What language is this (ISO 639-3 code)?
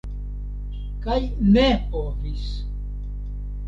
epo